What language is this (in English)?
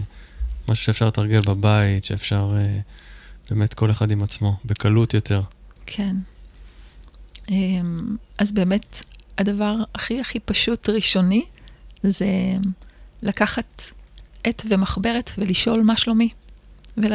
Hebrew